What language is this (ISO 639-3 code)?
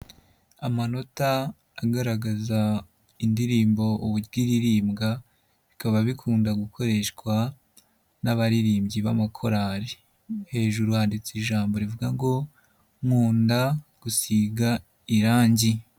kin